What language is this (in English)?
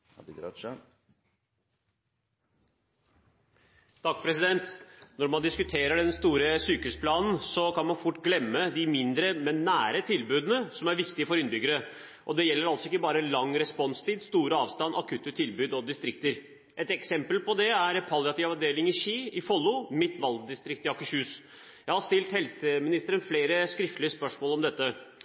Norwegian